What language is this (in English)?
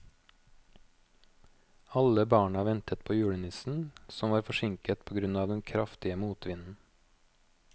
Norwegian